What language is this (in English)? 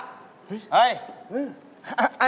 Thai